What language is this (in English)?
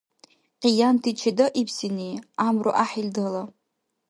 Dargwa